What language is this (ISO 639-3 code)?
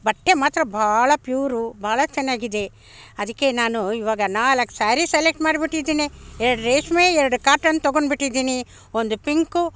kan